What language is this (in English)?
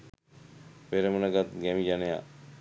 Sinhala